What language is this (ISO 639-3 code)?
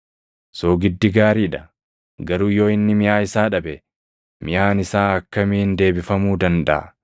orm